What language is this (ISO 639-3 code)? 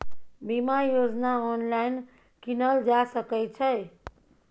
mai